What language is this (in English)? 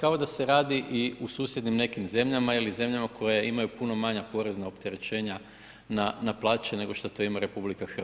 Croatian